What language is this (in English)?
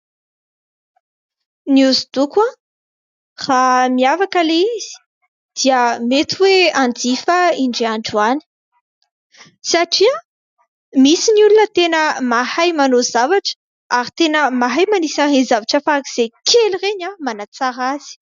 Malagasy